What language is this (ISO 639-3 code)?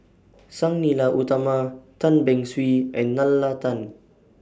eng